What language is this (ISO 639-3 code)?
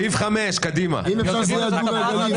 heb